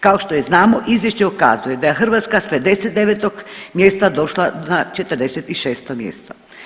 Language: Croatian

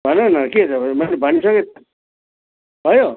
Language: Nepali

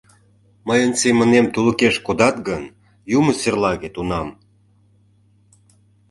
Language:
Mari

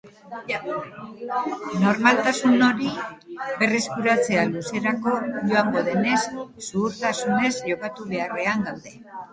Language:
Basque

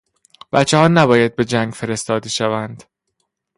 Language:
Persian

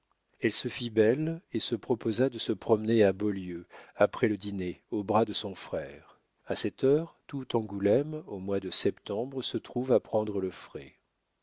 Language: French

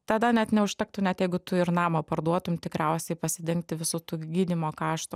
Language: Lithuanian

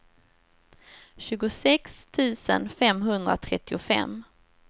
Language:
Swedish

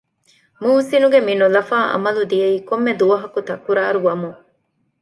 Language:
Divehi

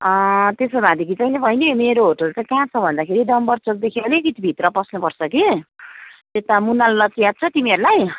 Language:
Nepali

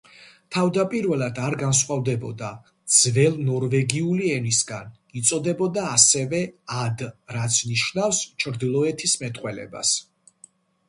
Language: Georgian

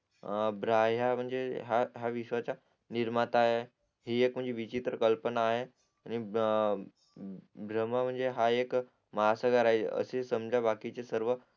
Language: Marathi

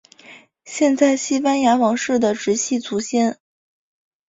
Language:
Chinese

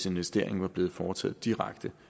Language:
Danish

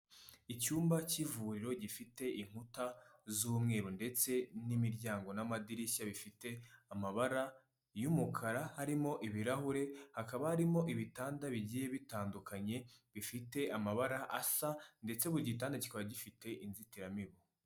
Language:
Kinyarwanda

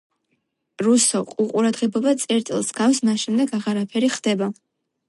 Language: Georgian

